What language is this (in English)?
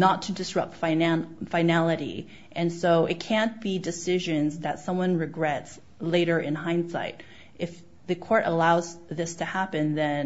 English